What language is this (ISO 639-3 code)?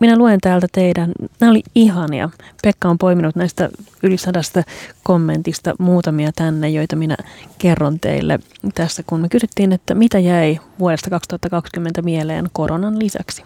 fin